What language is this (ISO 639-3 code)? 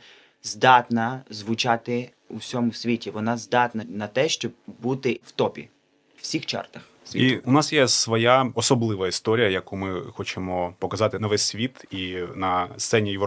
ukr